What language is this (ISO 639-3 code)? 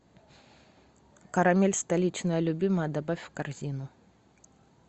rus